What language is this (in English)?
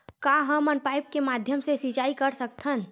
Chhattisgarhi